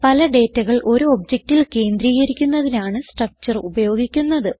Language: Malayalam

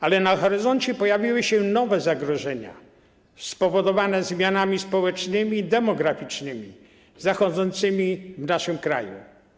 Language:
Polish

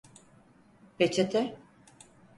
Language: Turkish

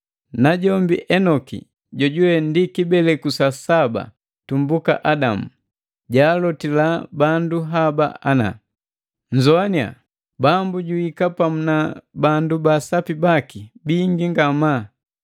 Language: Matengo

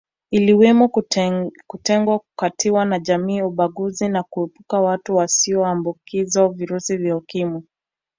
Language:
Swahili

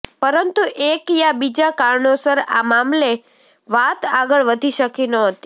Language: Gujarati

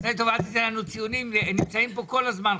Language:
Hebrew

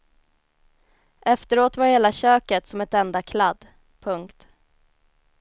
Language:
Swedish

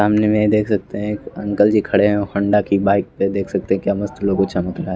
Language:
Hindi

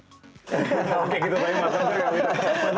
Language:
Indonesian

